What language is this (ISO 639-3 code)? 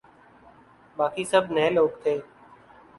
urd